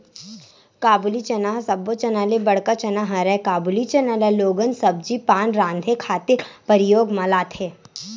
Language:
Chhattisgarhi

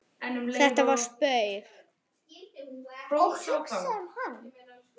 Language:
Icelandic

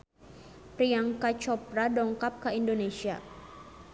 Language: Sundanese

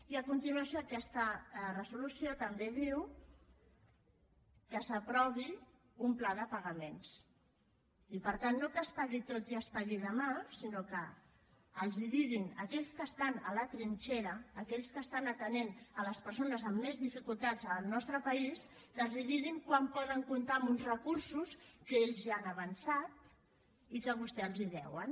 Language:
Catalan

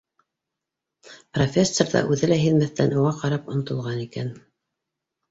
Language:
Bashkir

